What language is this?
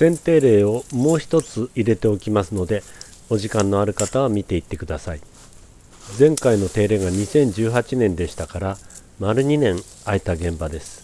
Japanese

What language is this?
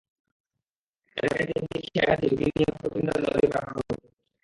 Bangla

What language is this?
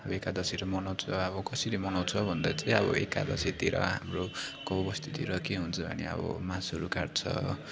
Nepali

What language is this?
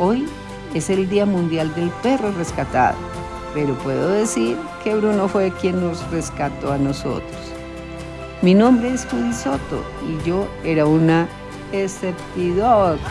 Spanish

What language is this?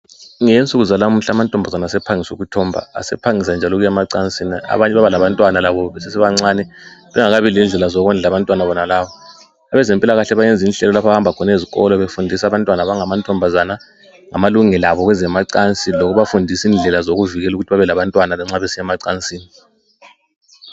North Ndebele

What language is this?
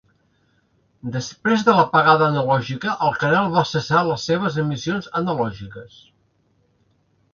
Catalan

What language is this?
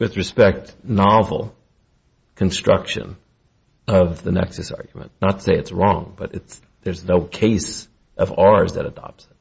English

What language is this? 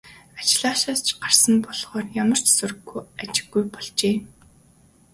Mongolian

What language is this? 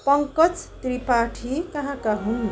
Nepali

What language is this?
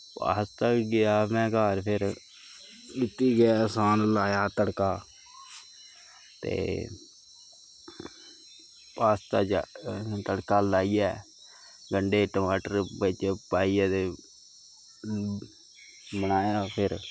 Dogri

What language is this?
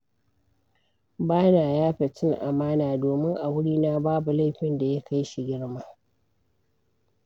Hausa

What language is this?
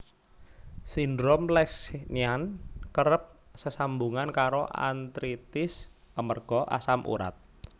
Javanese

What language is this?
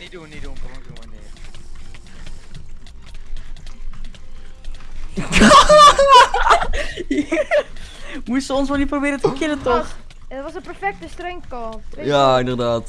Dutch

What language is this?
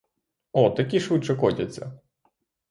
Ukrainian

